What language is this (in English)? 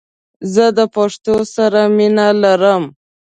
Pashto